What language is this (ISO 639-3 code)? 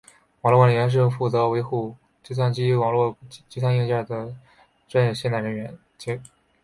zho